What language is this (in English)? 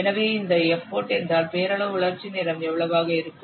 Tamil